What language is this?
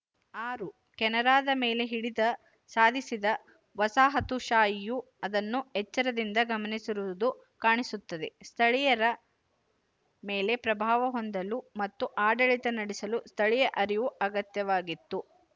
Kannada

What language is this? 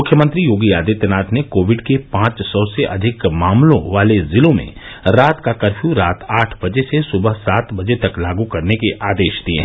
Hindi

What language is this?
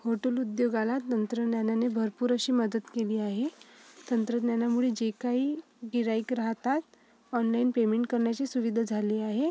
Marathi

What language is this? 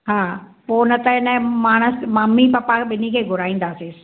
Sindhi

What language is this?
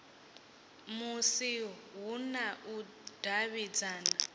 Venda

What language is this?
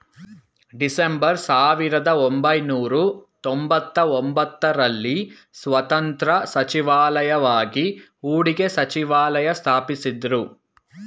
Kannada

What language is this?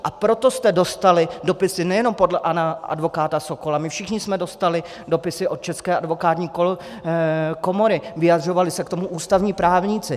Czech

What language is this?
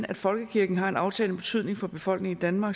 Danish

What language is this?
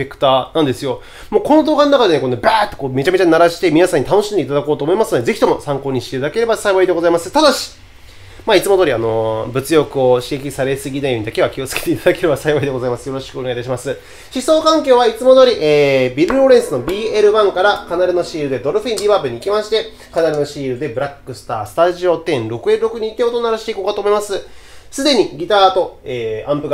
Japanese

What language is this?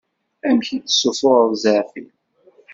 Kabyle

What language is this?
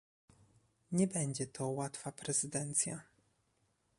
Polish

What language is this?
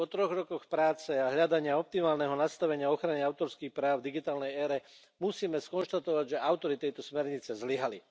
Slovak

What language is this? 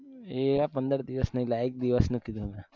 Gujarati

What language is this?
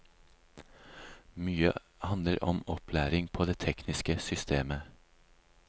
Norwegian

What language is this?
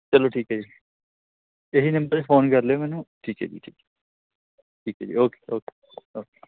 Punjabi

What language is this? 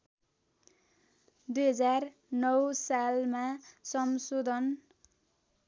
Nepali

